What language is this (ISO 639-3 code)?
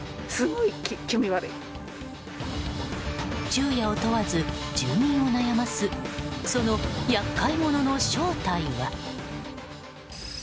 jpn